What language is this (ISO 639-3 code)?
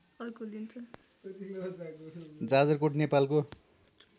nep